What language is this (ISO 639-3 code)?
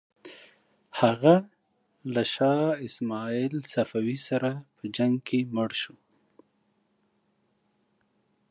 pus